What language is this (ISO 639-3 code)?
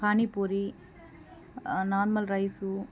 tel